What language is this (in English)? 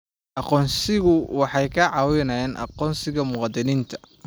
Somali